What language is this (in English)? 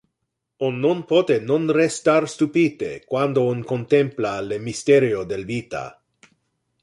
Interlingua